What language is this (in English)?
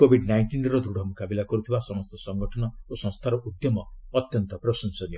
Odia